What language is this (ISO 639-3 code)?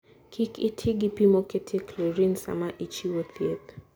luo